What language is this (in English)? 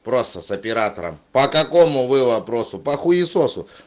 Russian